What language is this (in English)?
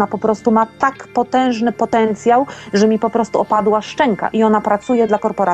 Polish